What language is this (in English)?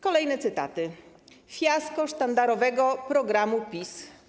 Polish